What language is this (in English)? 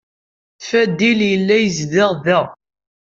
Kabyle